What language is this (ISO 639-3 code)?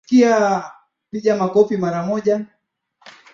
swa